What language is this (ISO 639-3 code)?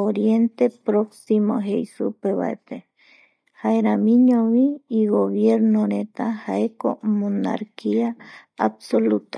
gui